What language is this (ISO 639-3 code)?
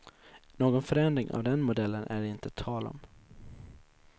swe